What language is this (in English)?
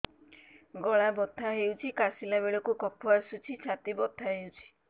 Odia